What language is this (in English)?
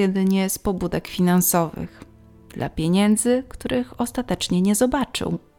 Polish